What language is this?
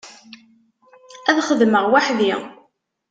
Kabyle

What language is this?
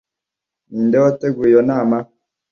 Kinyarwanda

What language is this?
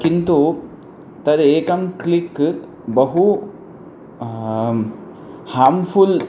Sanskrit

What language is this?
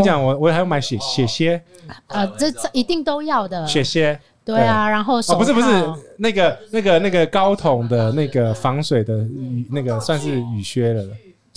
Chinese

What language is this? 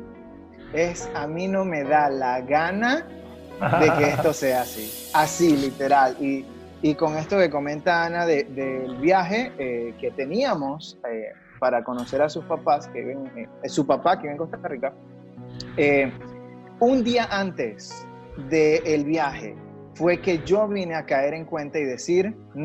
Spanish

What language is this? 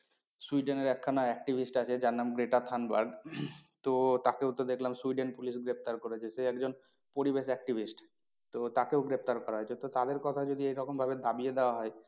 Bangla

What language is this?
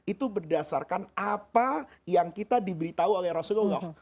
Indonesian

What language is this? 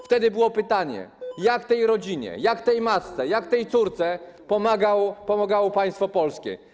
Polish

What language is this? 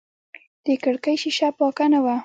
Pashto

